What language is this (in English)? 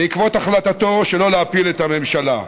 Hebrew